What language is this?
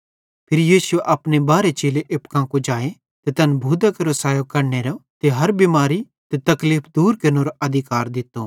Bhadrawahi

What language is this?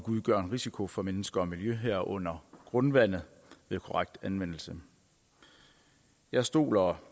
Danish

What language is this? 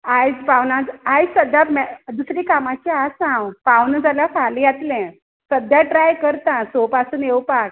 Konkani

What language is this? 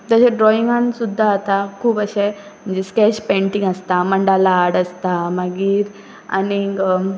Konkani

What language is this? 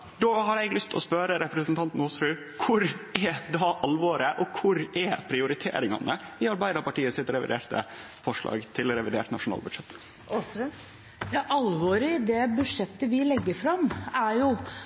Norwegian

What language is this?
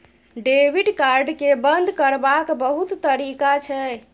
Maithili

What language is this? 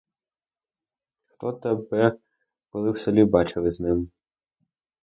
Ukrainian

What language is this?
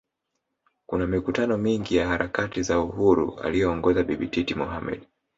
Swahili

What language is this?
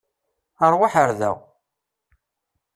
Kabyle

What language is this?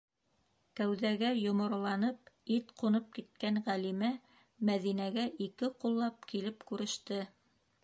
Bashkir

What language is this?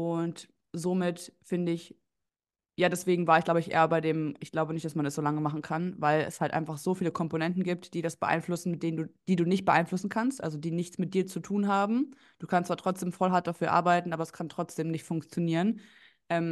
German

